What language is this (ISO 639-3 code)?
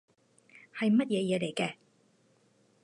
yue